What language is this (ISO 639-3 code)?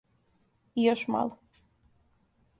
srp